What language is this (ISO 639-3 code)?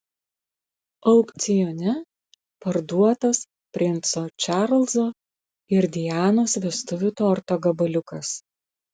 lit